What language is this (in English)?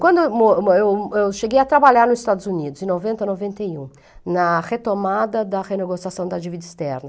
Portuguese